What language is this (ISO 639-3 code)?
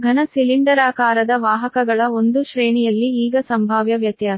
kan